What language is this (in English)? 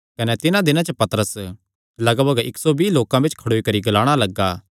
Kangri